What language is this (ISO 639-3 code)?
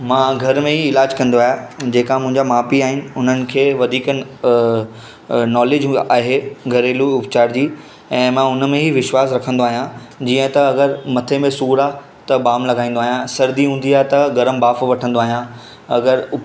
snd